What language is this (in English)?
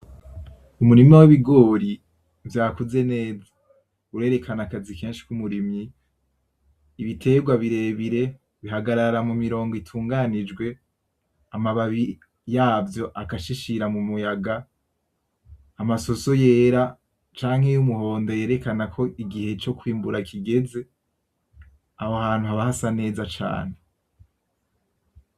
Rundi